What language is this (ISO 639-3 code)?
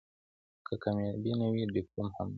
pus